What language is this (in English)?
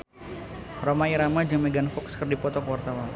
Sundanese